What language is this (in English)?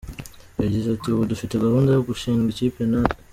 Kinyarwanda